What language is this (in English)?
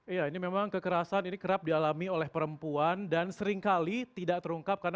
Indonesian